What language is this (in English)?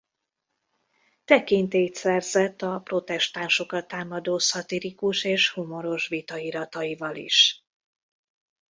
Hungarian